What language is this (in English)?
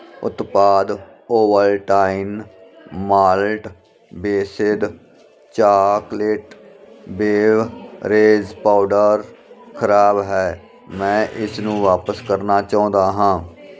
Punjabi